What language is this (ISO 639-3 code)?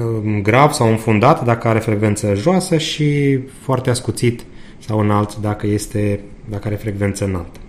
ron